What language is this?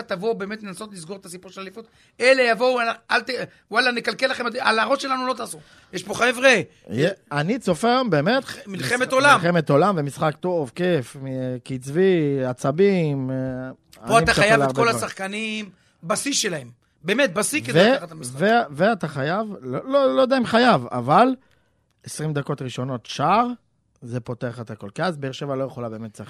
Hebrew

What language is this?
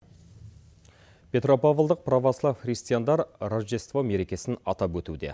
Kazakh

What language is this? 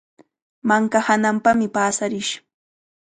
Cajatambo North Lima Quechua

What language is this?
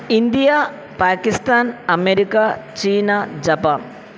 Tamil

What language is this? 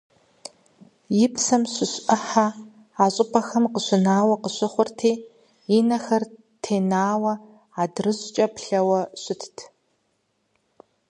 Kabardian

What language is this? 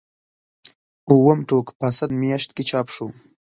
Pashto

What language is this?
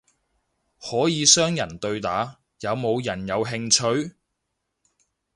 Cantonese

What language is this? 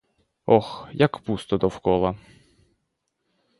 Ukrainian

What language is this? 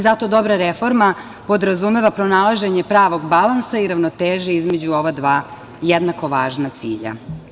Serbian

